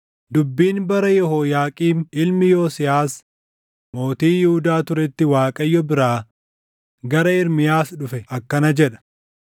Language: Oromo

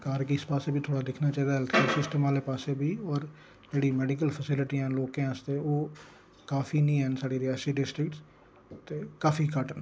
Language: Dogri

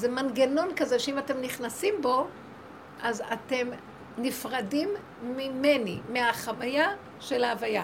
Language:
Hebrew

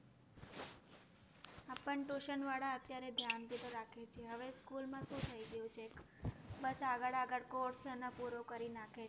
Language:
Gujarati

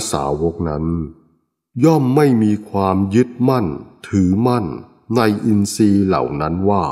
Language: Thai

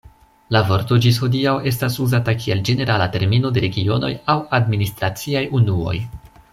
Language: Esperanto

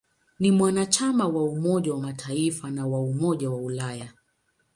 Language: Swahili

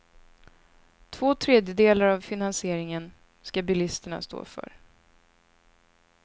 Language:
Swedish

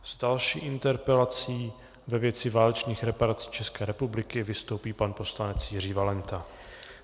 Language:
Czech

